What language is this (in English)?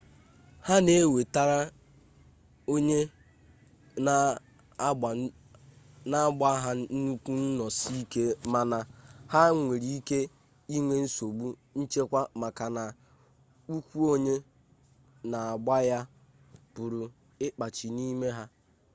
Igbo